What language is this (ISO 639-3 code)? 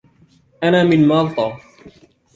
ara